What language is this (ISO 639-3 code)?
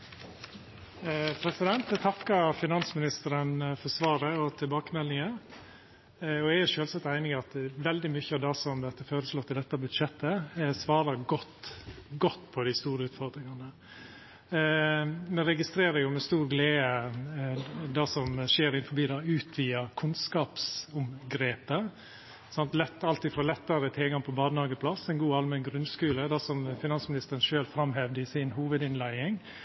nno